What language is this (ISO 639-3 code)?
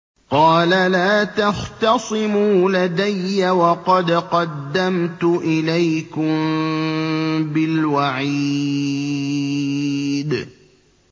ara